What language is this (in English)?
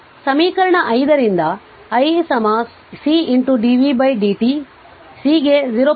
Kannada